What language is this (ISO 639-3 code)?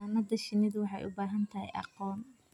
som